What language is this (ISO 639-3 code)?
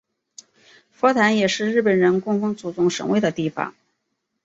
zho